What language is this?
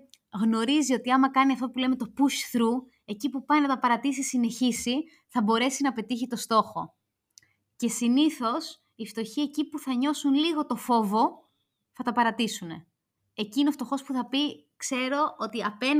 Greek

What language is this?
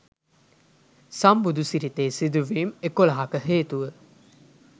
Sinhala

